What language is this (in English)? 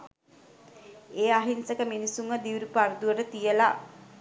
Sinhala